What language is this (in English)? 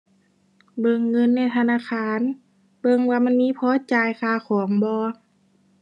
Thai